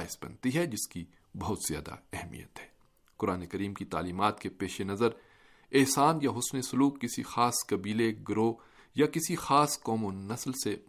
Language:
Urdu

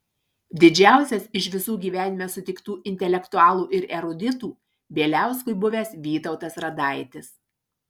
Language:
Lithuanian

